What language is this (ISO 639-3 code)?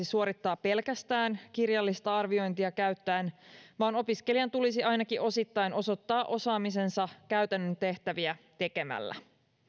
fin